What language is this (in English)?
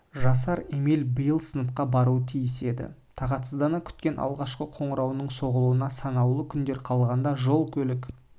Kazakh